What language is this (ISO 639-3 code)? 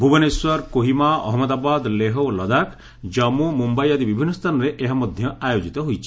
ori